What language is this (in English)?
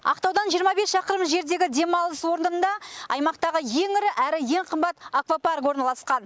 Kazakh